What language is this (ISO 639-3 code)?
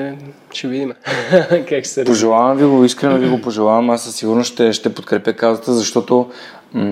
bul